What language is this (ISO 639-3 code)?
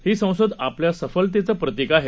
mar